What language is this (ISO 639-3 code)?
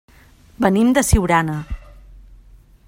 cat